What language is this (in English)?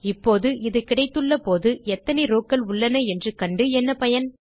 Tamil